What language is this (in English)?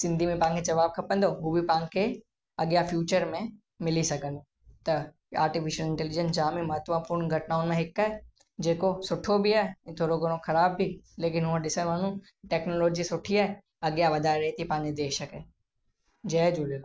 Sindhi